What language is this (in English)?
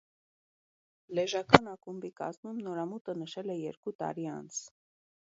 Armenian